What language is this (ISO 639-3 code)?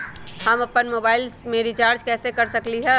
mag